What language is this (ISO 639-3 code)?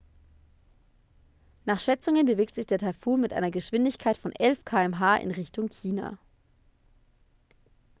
deu